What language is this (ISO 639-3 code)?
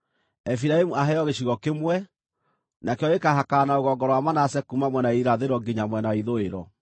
kik